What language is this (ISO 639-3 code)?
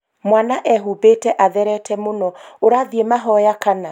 kik